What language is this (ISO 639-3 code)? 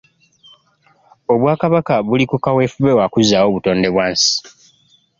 lug